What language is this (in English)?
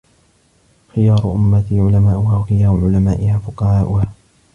Arabic